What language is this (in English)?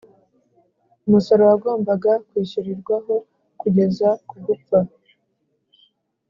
Kinyarwanda